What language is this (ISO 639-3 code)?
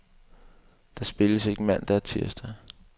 dan